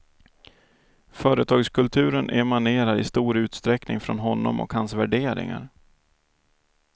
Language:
Swedish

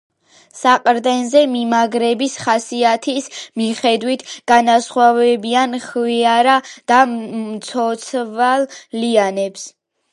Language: Georgian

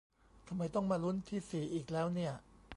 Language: Thai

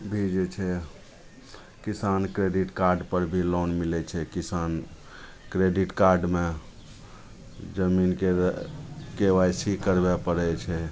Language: Maithili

